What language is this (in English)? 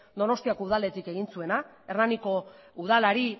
Basque